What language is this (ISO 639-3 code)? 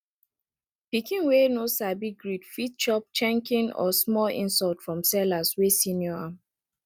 pcm